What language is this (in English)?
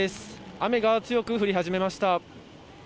Japanese